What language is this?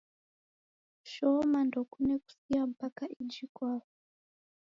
Taita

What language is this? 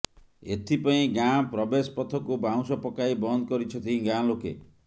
Odia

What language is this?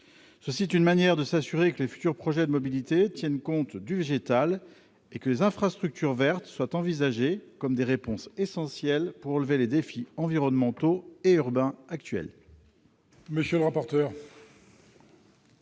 French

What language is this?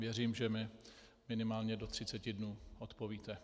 Czech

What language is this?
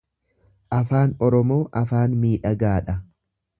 Oromo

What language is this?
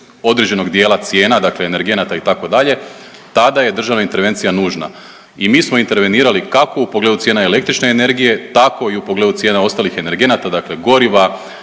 Croatian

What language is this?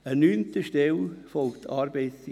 Swiss German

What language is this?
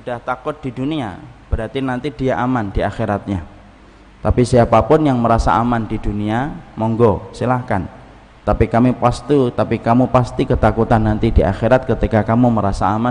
Indonesian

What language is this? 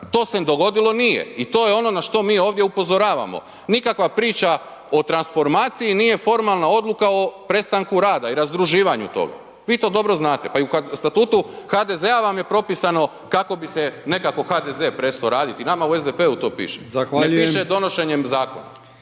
Croatian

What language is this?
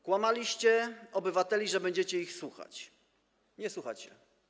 Polish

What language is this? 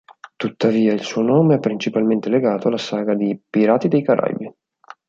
Italian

